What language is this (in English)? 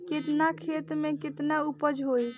Bhojpuri